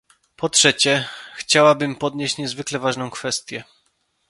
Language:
Polish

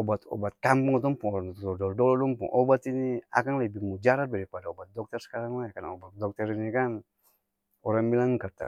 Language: Ambonese Malay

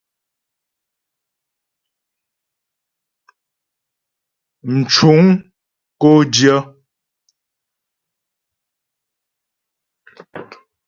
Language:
Ghomala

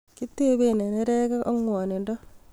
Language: Kalenjin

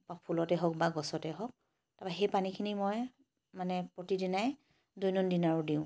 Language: Assamese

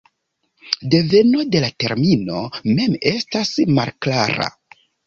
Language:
Esperanto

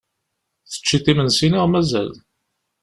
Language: Kabyle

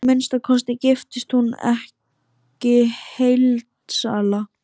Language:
Icelandic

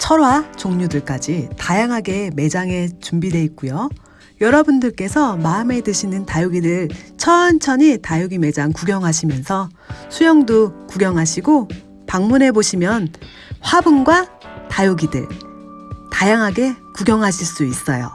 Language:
Korean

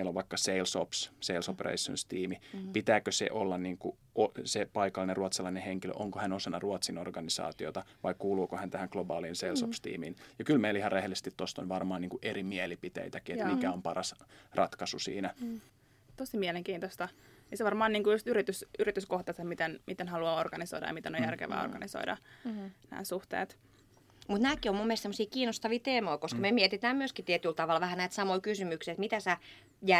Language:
Finnish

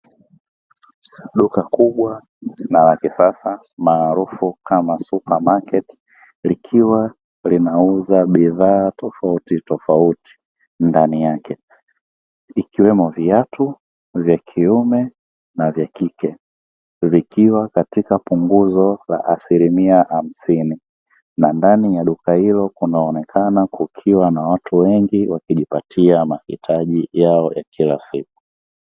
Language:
Swahili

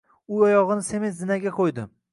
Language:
Uzbek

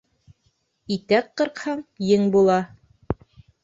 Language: Bashkir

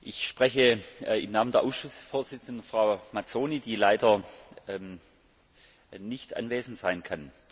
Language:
German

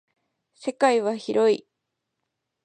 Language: Japanese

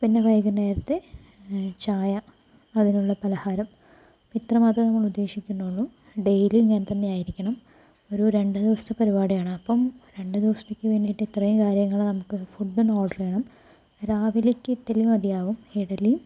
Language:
Malayalam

